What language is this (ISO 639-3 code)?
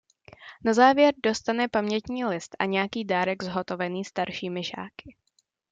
ces